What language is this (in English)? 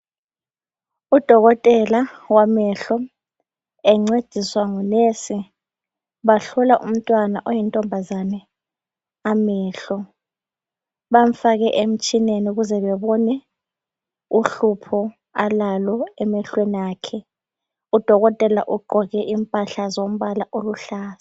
North Ndebele